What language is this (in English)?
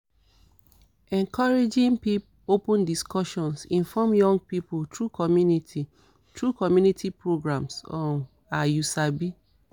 Nigerian Pidgin